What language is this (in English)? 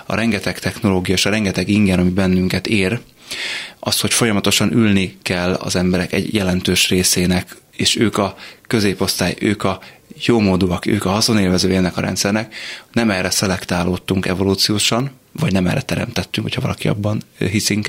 Hungarian